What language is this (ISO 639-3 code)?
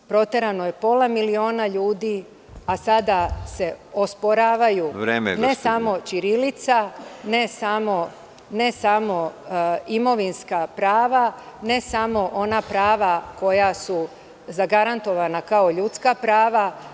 srp